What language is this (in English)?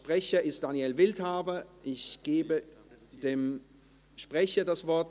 Swiss German